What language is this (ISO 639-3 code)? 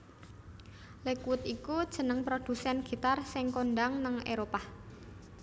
jav